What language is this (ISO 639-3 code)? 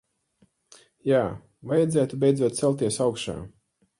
lav